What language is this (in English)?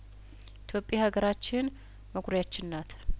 Amharic